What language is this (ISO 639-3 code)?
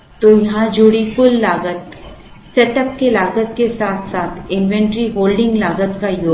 hin